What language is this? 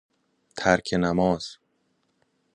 Persian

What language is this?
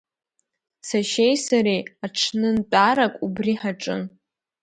Abkhazian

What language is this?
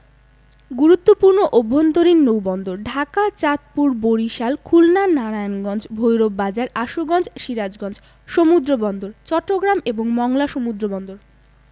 Bangla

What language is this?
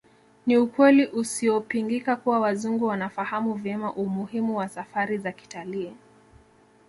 Swahili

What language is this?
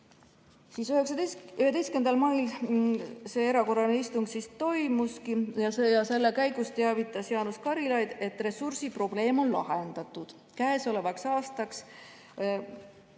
Estonian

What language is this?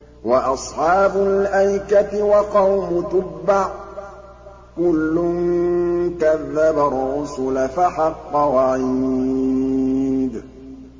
Arabic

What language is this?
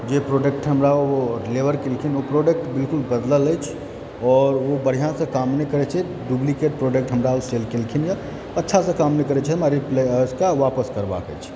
Maithili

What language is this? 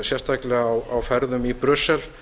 Icelandic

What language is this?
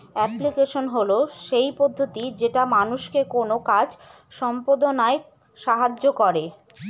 Bangla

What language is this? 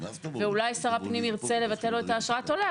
Hebrew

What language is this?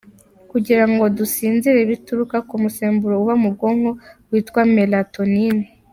Kinyarwanda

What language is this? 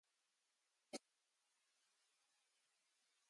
English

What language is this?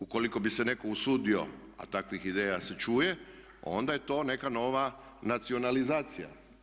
Croatian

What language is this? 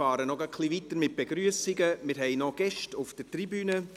Swiss German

